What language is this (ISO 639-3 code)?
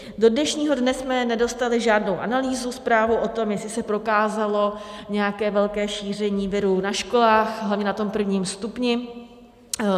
ces